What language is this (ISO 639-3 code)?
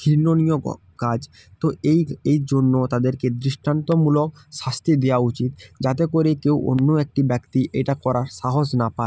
ben